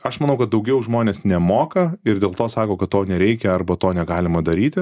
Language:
Lithuanian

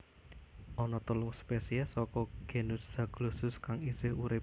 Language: Javanese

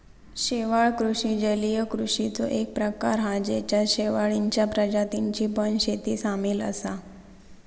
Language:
Marathi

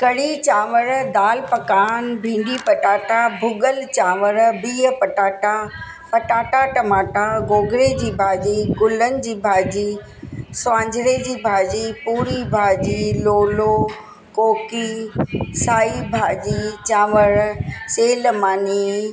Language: Sindhi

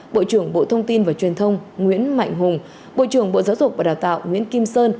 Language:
Vietnamese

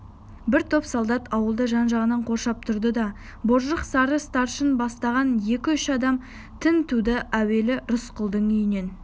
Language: Kazakh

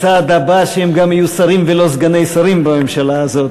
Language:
Hebrew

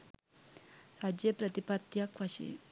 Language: Sinhala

